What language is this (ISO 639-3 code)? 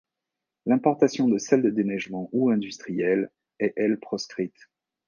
fra